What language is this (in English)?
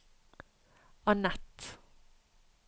Norwegian